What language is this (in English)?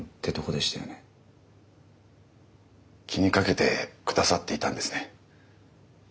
Japanese